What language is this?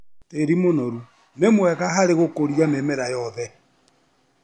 Kikuyu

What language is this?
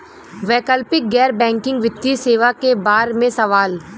Bhojpuri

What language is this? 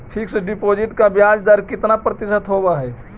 Magahi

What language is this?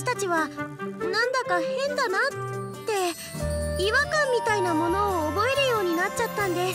Japanese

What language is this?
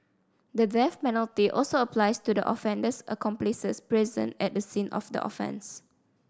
English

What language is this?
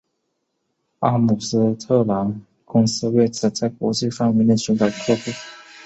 Chinese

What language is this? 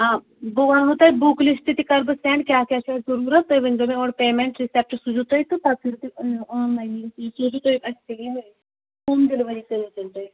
Kashmiri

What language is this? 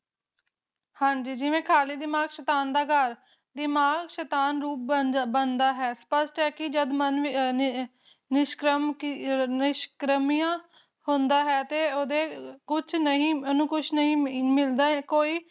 Punjabi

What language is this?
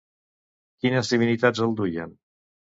Catalan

